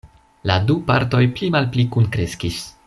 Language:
Esperanto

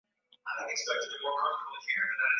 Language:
Swahili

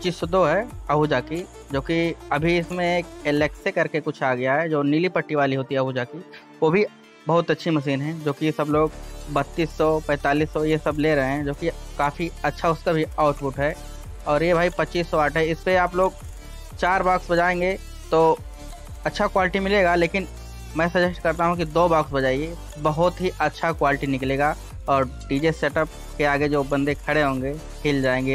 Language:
Hindi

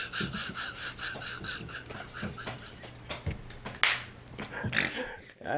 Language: English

